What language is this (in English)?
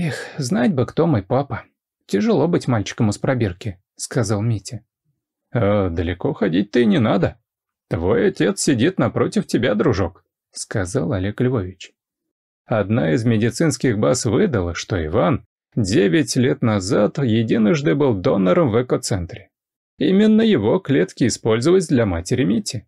Russian